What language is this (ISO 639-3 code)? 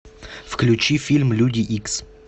rus